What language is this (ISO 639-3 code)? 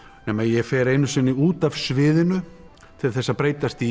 isl